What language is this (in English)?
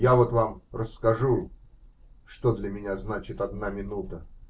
Russian